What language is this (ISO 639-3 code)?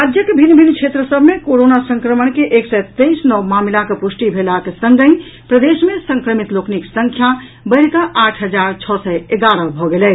mai